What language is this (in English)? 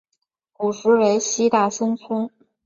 Chinese